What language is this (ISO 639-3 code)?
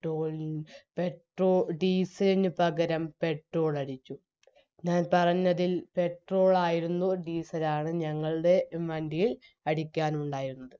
mal